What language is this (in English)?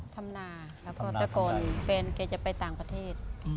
Thai